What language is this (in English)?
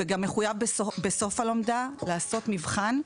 Hebrew